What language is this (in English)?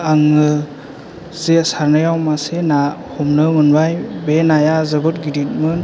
Bodo